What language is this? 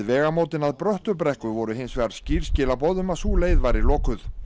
Icelandic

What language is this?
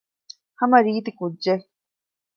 Divehi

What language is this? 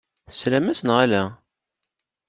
Kabyle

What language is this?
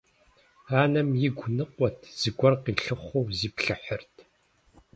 Kabardian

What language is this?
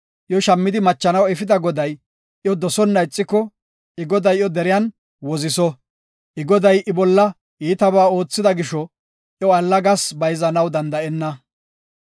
Gofa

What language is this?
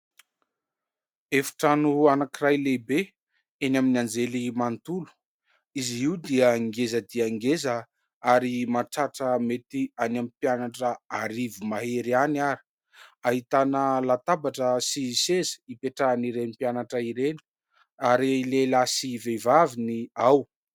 Malagasy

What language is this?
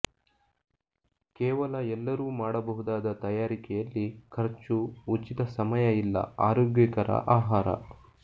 Kannada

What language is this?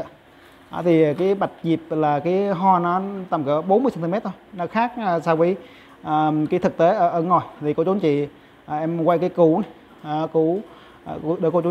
Vietnamese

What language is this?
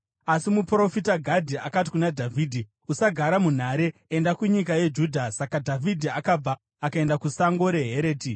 Shona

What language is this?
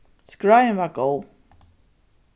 Faroese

